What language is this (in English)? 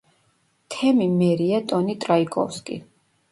Georgian